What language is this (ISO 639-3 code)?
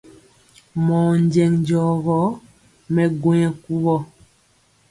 mcx